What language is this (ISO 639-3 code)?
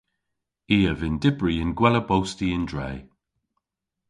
cor